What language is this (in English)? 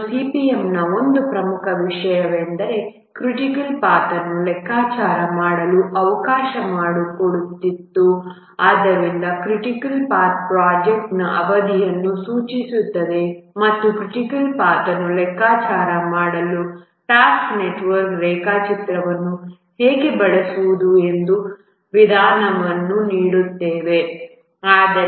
Kannada